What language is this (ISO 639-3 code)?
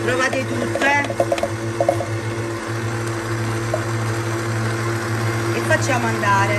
ita